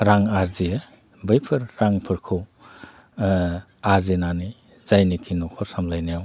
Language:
Bodo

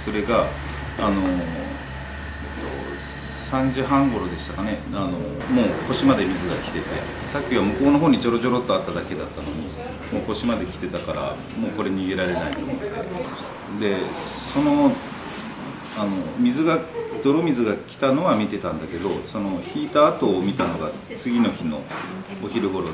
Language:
Japanese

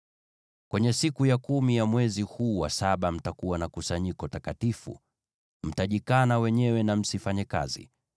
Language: Swahili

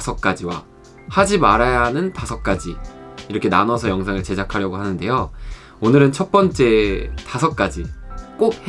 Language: Korean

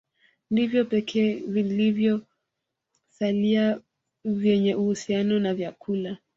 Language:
Swahili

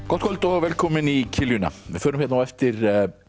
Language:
Icelandic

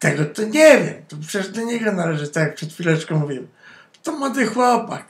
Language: Polish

